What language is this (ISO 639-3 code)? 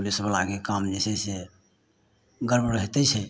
mai